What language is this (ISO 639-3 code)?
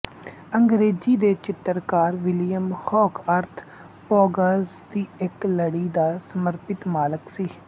pan